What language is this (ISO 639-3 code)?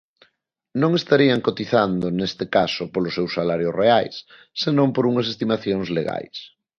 glg